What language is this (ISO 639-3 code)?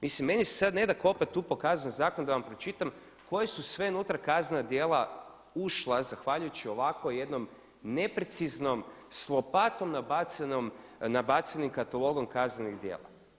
hrv